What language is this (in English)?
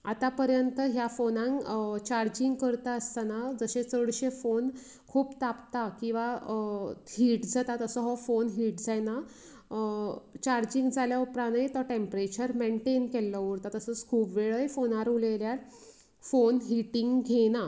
Konkani